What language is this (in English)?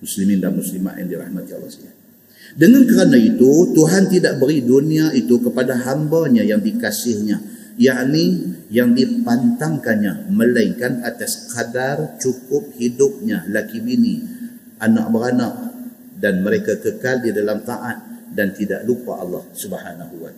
Malay